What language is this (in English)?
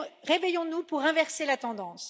French